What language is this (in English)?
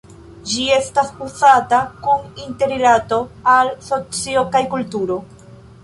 Esperanto